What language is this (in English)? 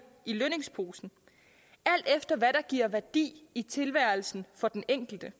Danish